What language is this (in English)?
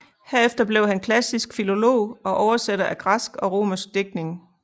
Danish